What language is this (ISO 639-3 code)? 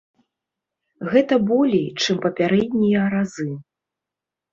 bel